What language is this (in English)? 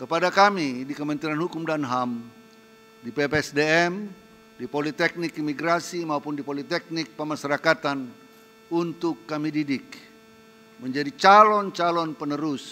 Indonesian